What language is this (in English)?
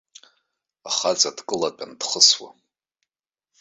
Abkhazian